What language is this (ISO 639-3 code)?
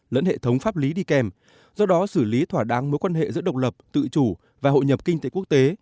vie